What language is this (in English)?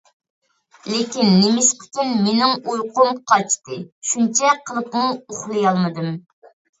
Uyghur